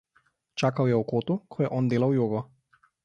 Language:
Slovenian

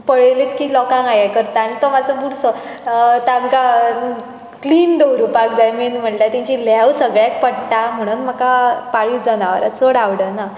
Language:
Konkani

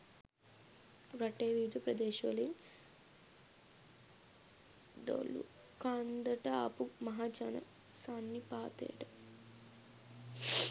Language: Sinhala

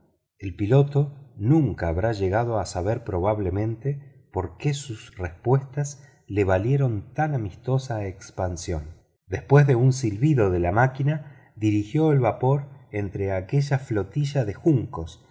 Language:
Spanish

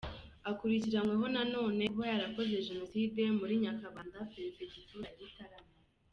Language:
Kinyarwanda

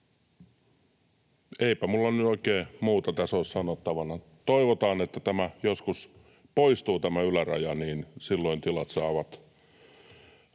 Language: Finnish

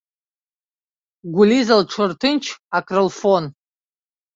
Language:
Abkhazian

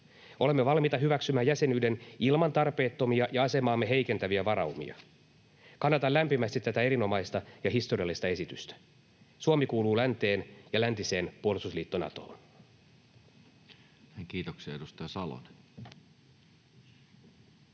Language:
Finnish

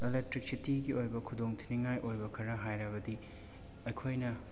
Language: Manipuri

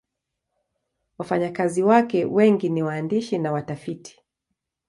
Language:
Swahili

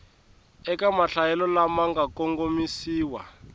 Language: Tsonga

